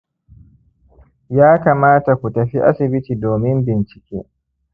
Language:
Hausa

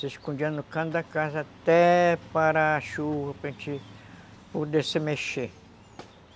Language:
Portuguese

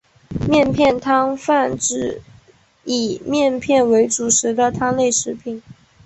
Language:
Chinese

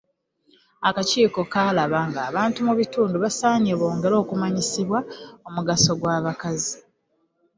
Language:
Ganda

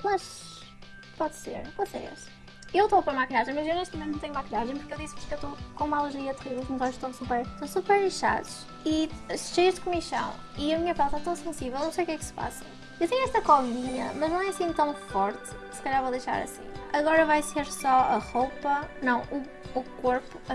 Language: Portuguese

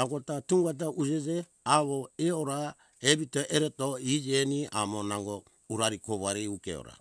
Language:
Hunjara-Kaina Ke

